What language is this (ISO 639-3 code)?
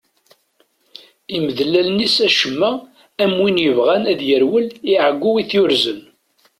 kab